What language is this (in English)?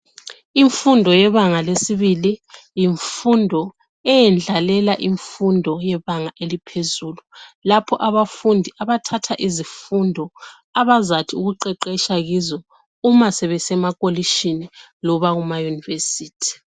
North Ndebele